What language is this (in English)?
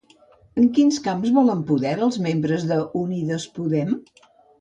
Catalan